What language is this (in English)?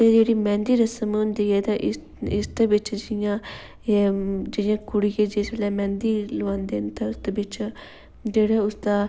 Dogri